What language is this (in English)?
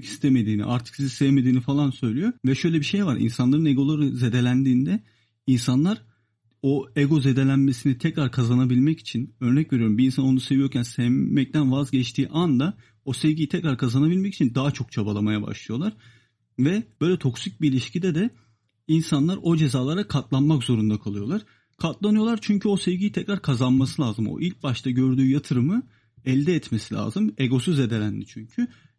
Turkish